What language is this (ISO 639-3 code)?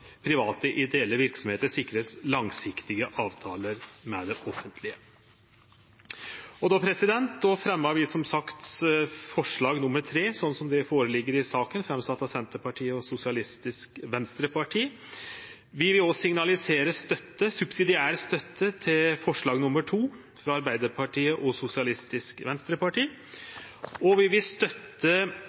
nno